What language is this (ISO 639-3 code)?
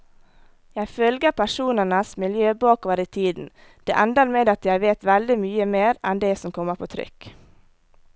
nor